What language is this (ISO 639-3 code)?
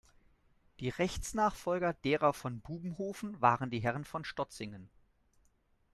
deu